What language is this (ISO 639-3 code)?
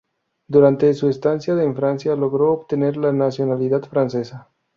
spa